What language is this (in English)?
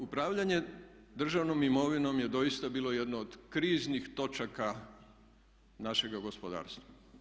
Croatian